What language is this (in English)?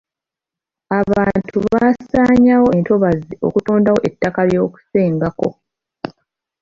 Ganda